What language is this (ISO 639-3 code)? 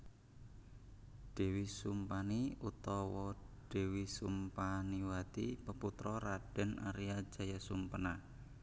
jav